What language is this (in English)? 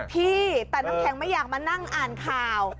Thai